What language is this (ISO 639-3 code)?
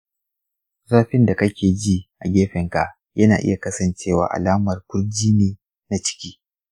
hau